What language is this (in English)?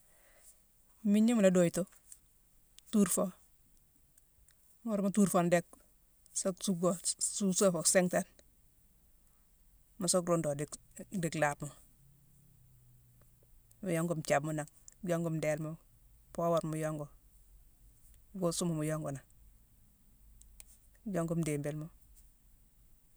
Mansoanka